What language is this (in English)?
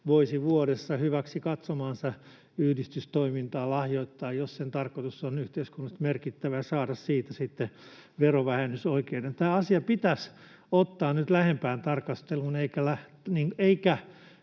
Finnish